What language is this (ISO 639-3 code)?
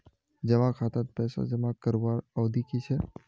mag